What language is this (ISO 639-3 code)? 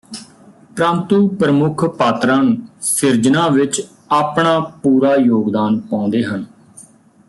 pan